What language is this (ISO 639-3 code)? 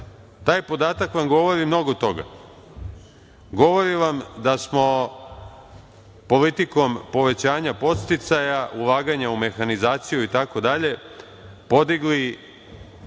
srp